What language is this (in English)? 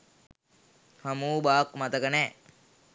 Sinhala